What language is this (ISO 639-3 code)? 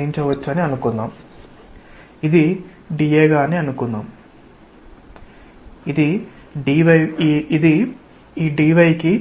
tel